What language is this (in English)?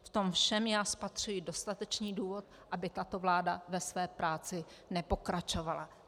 Czech